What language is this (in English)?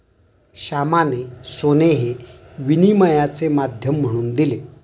Marathi